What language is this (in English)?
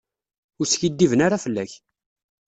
Kabyle